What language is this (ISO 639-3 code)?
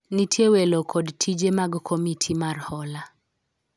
luo